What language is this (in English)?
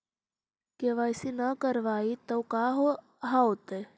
Magahi